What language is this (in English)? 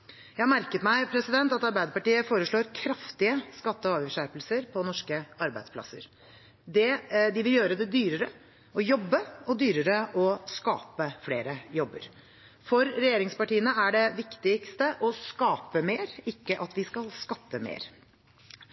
Norwegian Bokmål